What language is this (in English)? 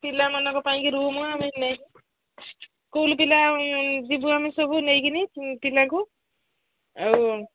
Odia